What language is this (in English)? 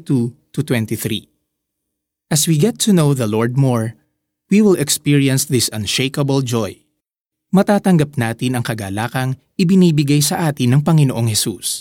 Filipino